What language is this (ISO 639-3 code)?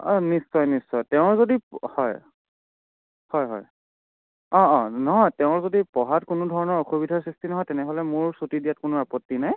asm